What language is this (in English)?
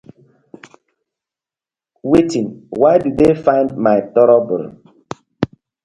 Nigerian Pidgin